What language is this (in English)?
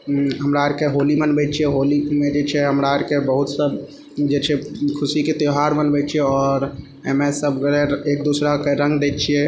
Maithili